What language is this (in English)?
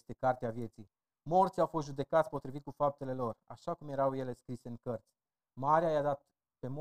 Romanian